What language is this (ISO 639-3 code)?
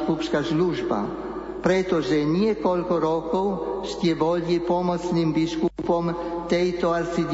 slk